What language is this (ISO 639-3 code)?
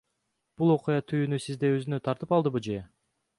kir